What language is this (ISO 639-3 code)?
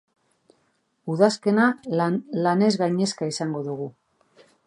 eus